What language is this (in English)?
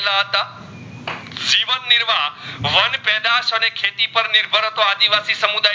Gujarati